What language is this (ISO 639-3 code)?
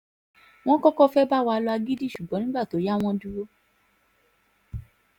yor